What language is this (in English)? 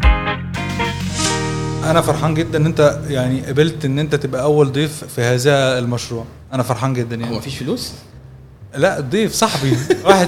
Arabic